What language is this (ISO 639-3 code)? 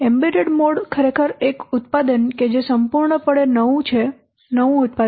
guj